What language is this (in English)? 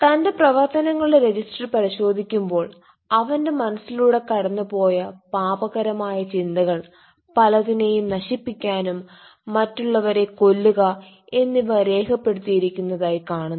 Malayalam